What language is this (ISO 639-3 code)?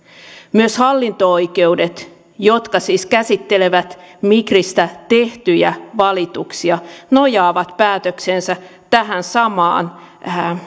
fin